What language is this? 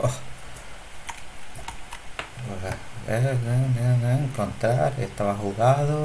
Spanish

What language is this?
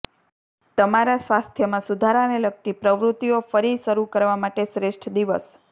Gujarati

